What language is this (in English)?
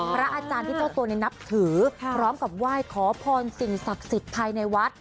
Thai